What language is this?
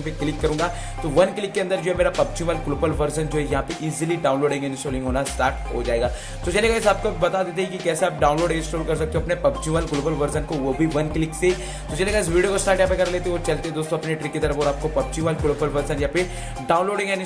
Hindi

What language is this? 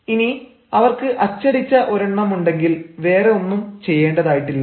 Malayalam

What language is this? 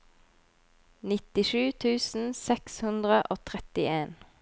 Norwegian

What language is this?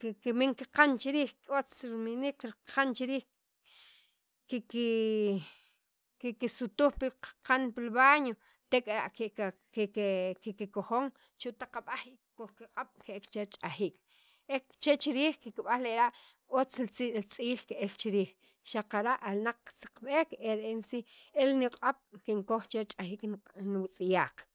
Sacapulteco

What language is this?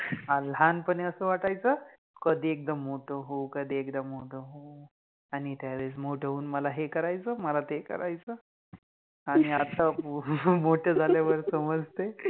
Marathi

